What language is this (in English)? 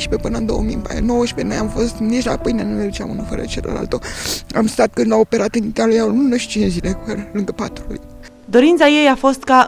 Romanian